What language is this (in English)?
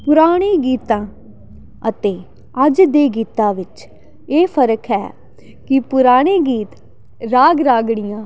Punjabi